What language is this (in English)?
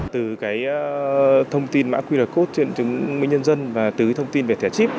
Vietnamese